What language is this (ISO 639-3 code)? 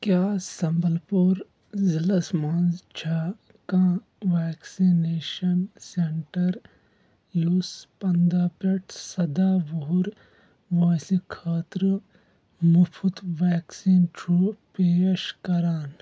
kas